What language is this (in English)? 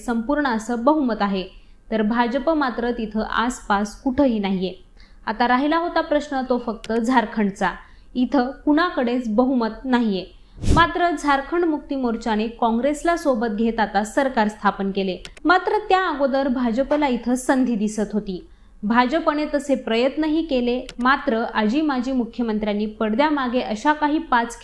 Marathi